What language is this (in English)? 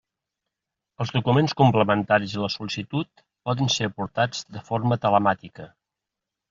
Catalan